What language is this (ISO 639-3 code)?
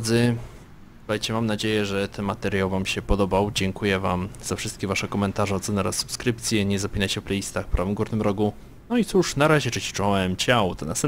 pol